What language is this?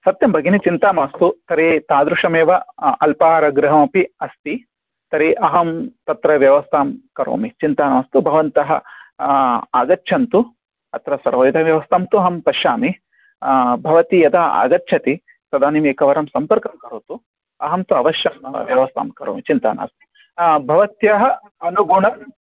Sanskrit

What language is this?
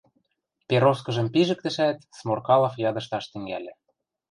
Western Mari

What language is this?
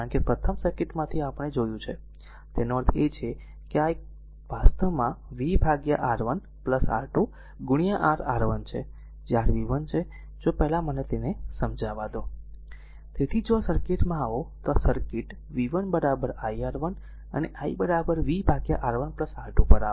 Gujarati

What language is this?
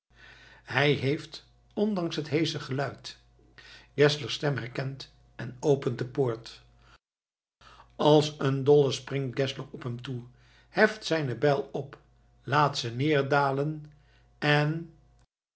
Dutch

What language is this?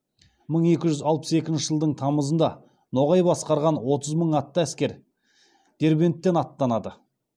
Kazakh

